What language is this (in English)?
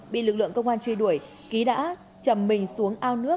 Vietnamese